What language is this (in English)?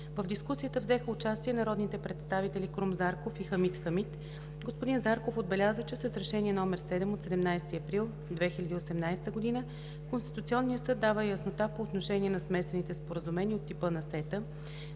Bulgarian